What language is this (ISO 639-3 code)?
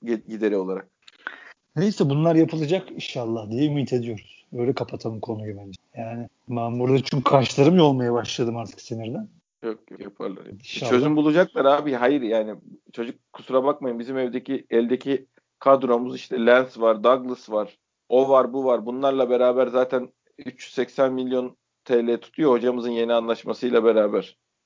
tur